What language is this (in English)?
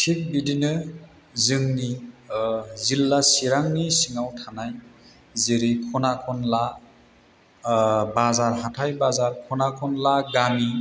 Bodo